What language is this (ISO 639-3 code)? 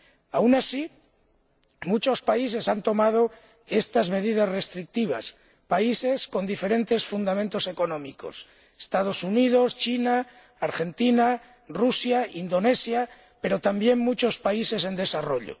spa